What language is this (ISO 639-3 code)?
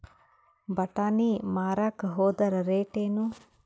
kan